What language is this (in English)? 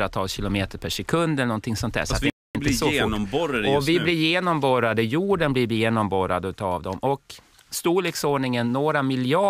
Swedish